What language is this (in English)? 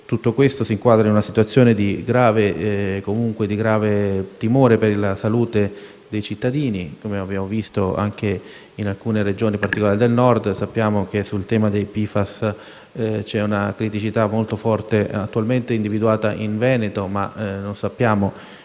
Italian